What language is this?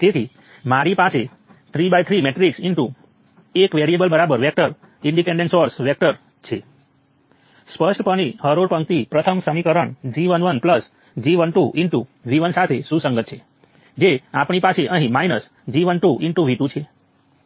Gujarati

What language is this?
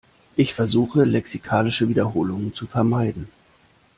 German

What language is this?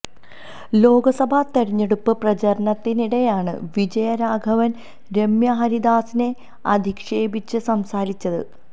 Malayalam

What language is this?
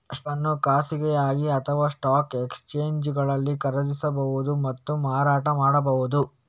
Kannada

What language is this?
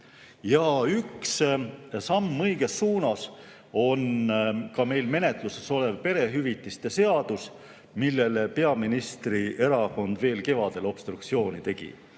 Estonian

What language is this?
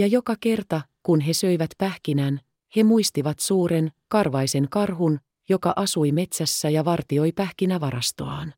Finnish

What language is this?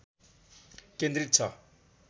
Nepali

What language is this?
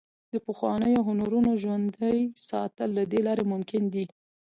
Pashto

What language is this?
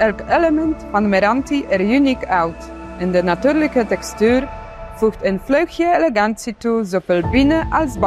Dutch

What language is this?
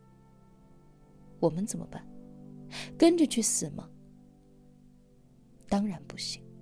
Chinese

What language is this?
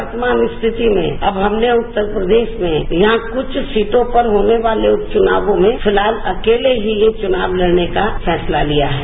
Hindi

